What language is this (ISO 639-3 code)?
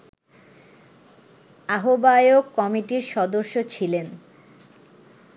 ben